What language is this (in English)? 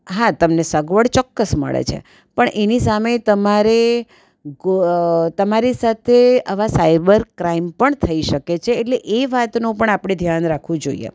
Gujarati